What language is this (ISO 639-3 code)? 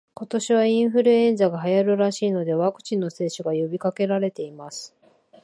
jpn